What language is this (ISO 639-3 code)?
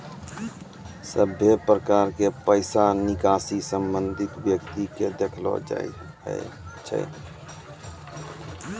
mai